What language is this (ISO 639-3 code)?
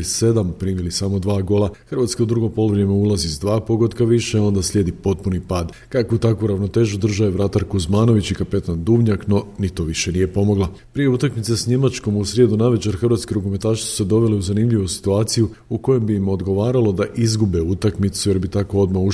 hrv